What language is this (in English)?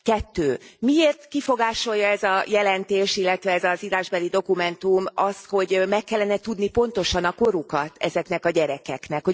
Hungarian